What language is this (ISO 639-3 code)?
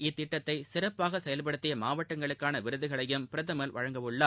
tam